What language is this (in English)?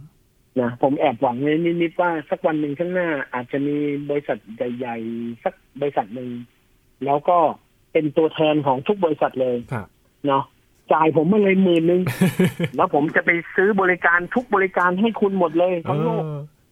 Thai